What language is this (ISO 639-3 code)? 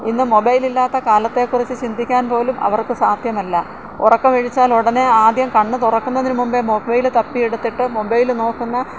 mal